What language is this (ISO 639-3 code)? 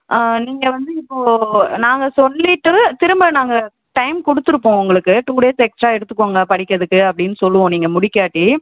tam